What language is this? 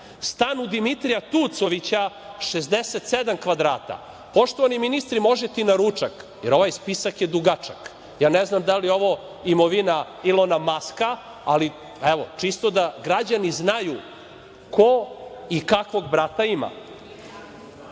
Serbian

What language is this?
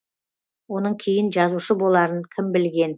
Kazakh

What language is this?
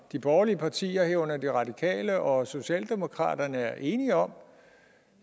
Danish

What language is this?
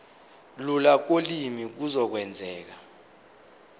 Zulu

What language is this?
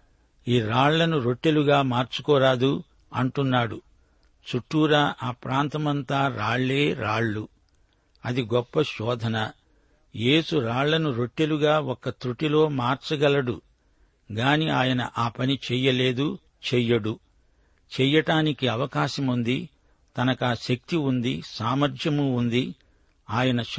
Telugu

